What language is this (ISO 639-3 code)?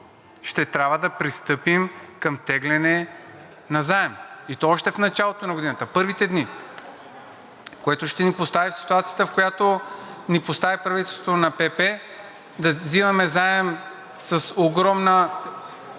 bul